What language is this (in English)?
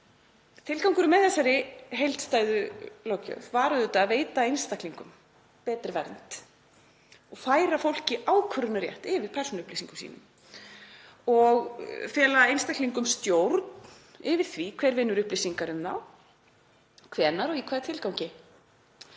Icelandic